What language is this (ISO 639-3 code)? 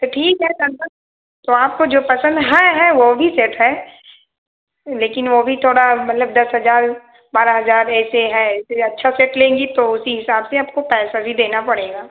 hin